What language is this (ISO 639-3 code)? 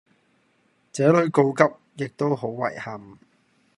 yue